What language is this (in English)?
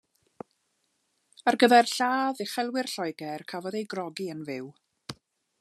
Welsh